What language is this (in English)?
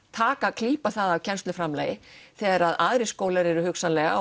Icelandic